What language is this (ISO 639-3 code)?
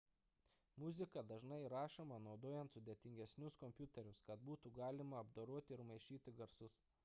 lit